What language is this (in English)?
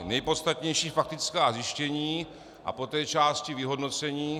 Czech